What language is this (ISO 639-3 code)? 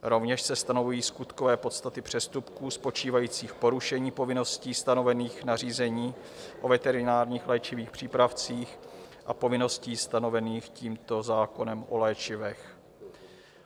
ces